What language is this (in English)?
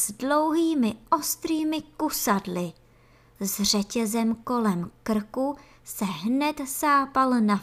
Czech